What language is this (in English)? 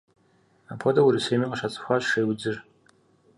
Kabardian